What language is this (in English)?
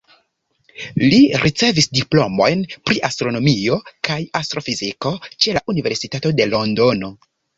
Esperanto